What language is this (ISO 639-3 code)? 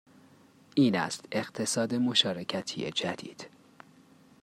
fas